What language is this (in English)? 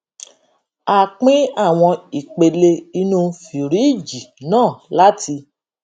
Yoruba